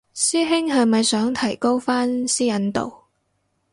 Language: Cantonese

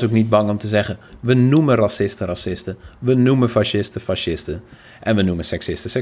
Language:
Dutch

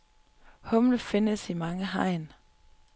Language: Danish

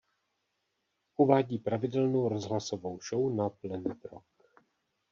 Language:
Czech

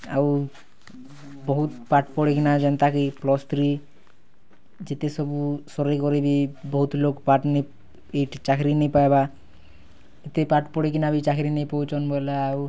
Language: Odia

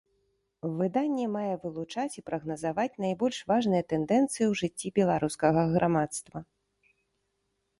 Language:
Belarusian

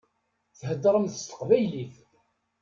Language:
Kabyle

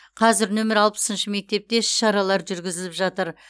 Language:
Kazakh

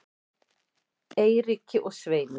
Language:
Icelandic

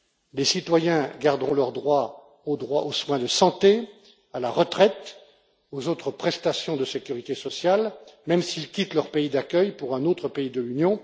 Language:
French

